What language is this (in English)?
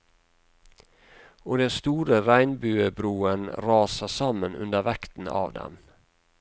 Norwegian